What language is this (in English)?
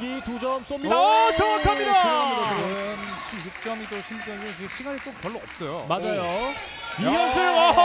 Korean